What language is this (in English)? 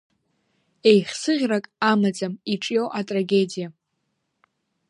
Abkhazian